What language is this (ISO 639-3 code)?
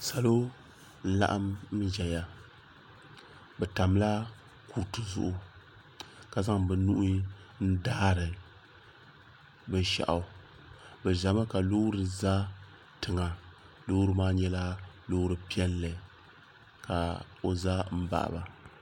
dag